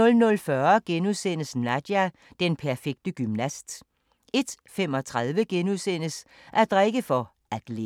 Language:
Danish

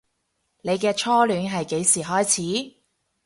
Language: Cantonese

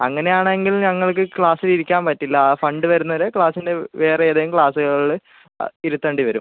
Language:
Malayalam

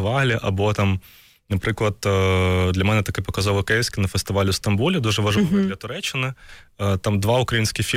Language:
Ukrainian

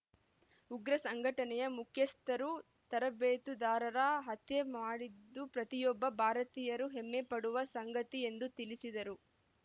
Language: Kannada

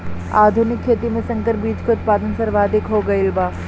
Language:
Bhojpuri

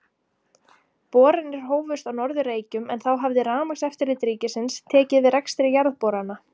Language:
Icelandic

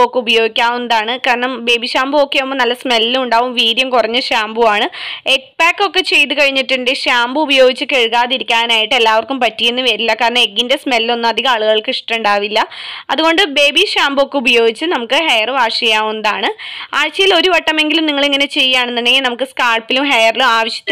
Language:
Polish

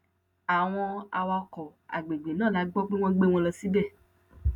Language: Yoruba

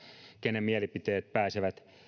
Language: Finnish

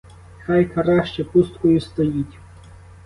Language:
Ukrainian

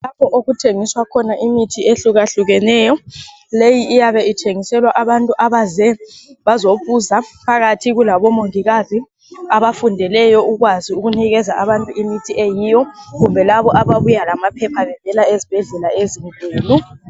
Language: North Ndebele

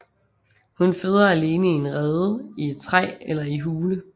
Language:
Danish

